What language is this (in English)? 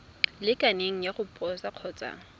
Tswana